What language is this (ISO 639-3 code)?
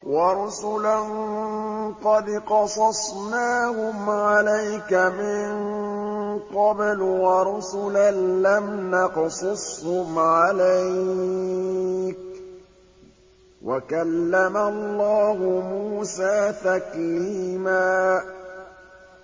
ara